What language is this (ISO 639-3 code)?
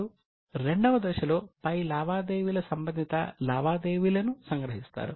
tel